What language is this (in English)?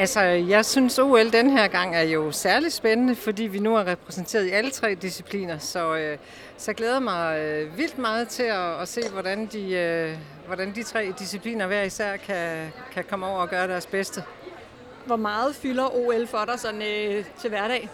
Danish